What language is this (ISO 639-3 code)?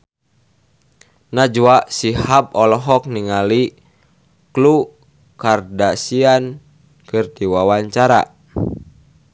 sun